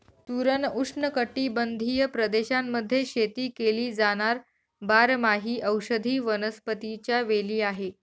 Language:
Marathi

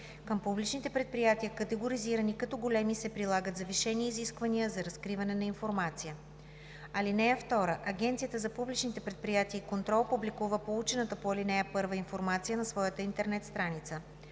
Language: Bulgarian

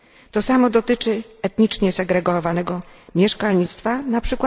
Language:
Polish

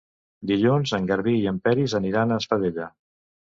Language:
Catalan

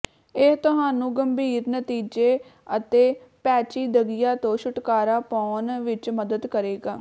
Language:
Punjabi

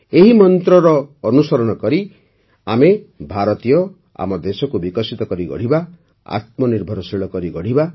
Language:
Odia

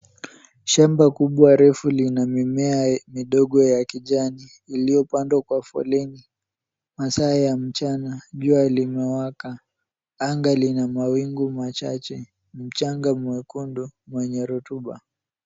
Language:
Swahili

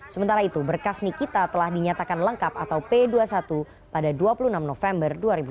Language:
Indonesian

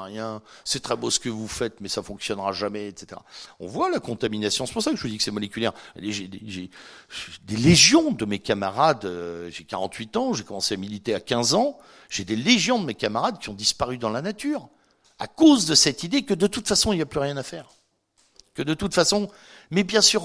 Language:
French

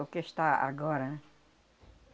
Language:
Portuguese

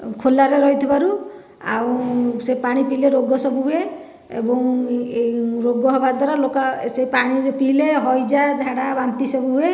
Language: Odia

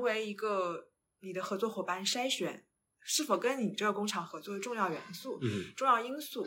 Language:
Chinese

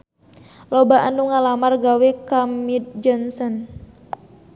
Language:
Sundanese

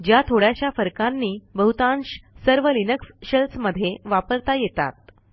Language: Marathi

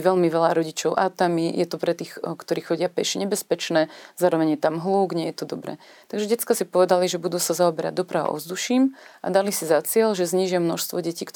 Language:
Slovak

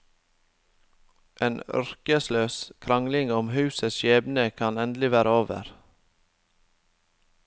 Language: Norwegian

